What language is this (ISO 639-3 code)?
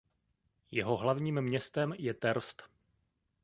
ces